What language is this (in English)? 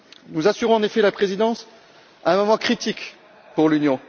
French